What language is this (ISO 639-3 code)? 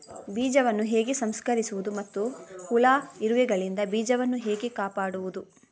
kan